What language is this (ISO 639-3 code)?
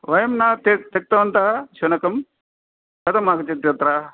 san